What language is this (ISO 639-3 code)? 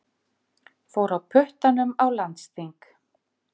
isl